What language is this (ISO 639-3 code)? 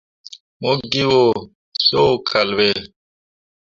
mua